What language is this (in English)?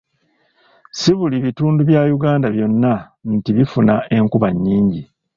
Ganda